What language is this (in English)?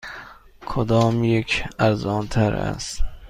Persian